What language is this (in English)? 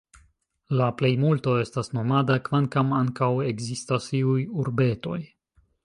Esperanto